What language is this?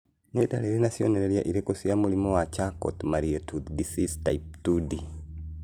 Kikuyu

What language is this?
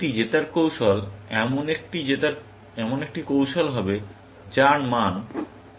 Bangla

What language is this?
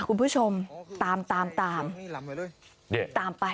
Thai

